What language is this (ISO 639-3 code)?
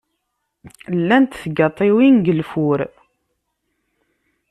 kab